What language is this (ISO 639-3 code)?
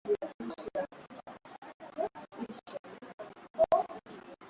swa